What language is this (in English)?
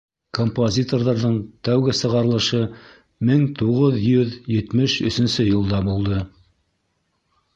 Bashkir